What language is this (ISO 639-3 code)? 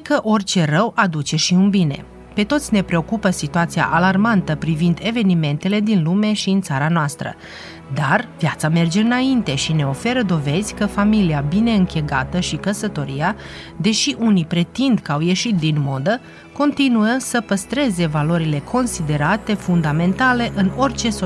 ron